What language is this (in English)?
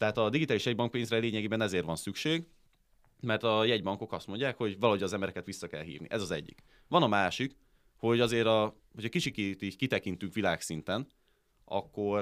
Hungarian